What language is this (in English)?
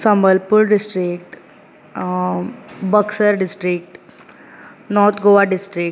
Konkani